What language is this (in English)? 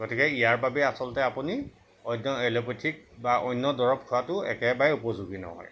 Assamese